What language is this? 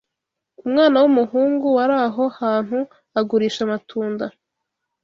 Kinyarwanda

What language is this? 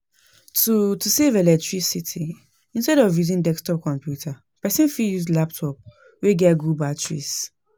Nigerian Pidgin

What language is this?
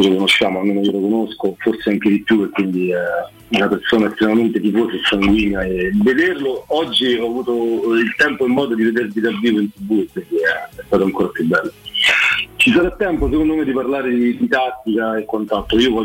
Italian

